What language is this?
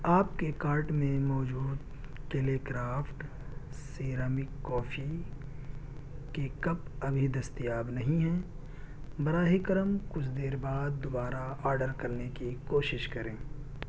Urdu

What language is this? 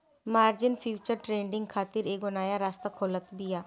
Bhojpuri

